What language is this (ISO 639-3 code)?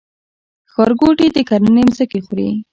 pus